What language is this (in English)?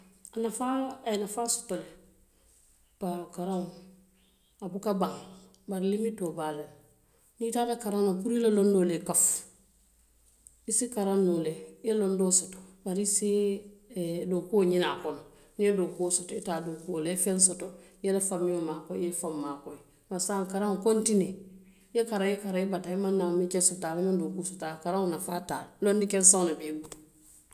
Western Maninkakan